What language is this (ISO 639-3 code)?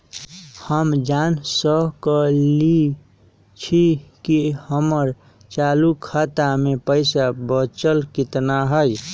mag